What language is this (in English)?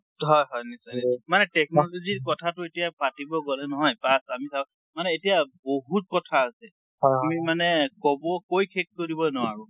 Assamese